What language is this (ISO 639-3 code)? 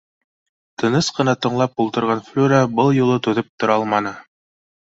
bak